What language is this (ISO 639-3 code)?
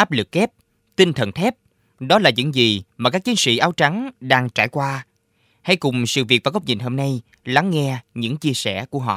vie